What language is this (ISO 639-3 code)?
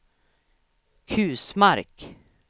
swe